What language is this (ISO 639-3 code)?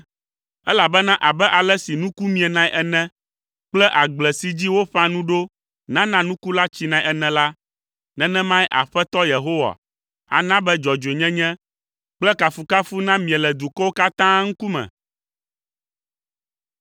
ewe